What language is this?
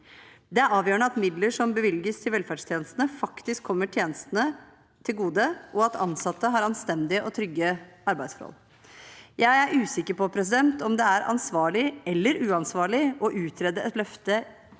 Norwegian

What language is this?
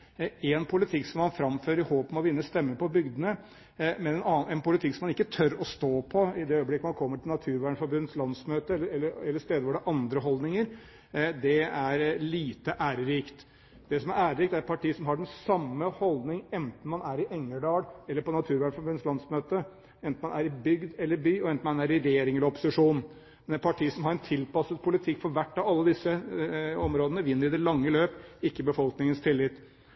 Norwegian Bokmål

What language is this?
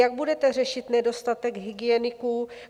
Czech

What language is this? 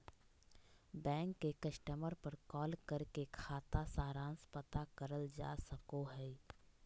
Magahi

